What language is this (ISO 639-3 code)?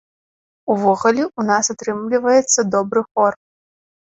bel